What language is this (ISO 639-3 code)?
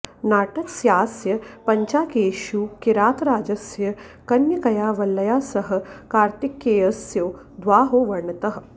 san